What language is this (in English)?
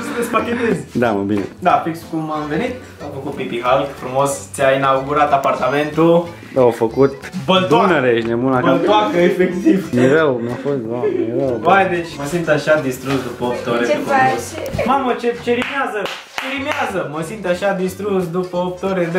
Romanian